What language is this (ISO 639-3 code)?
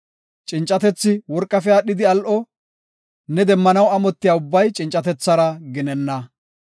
gof